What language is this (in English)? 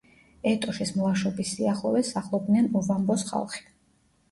Georgian